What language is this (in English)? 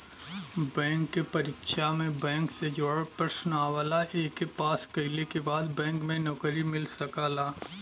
Bhojpuri